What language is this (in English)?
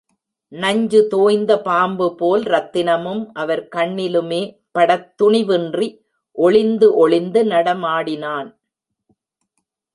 Tamil